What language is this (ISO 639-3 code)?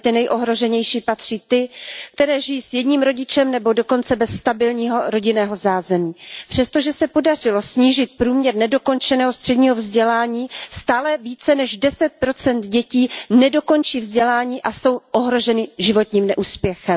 ces